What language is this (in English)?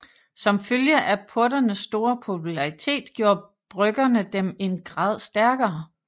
Danish